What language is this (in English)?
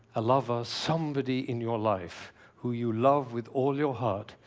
English